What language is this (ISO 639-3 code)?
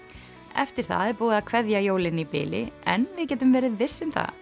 isl